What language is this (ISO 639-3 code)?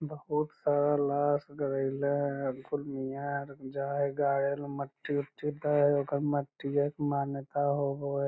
mag